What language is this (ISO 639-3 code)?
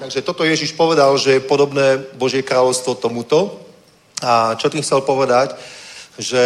ces